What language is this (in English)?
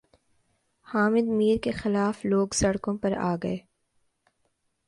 Urdu